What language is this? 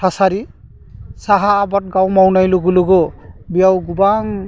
Bodo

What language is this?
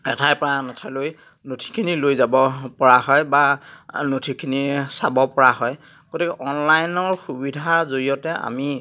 Assamese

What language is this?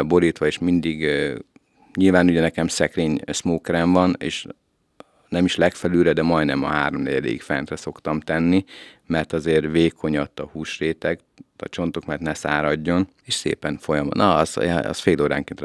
Hungarian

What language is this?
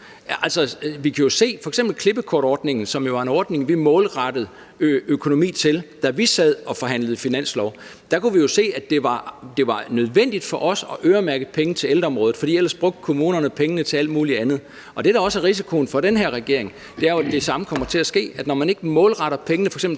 Danish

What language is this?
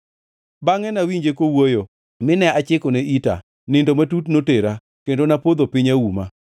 Luo (Kenya and Tanzania)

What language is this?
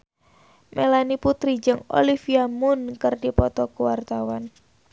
Sundanese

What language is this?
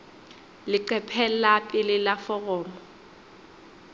Southern Sotho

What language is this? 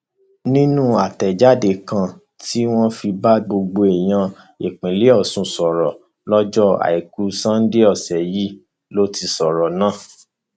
Yoruba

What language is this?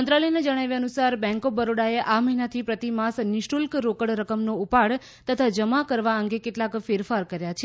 Gujarati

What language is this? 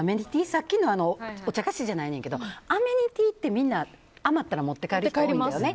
Japanese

